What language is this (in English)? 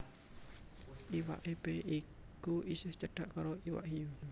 Javanese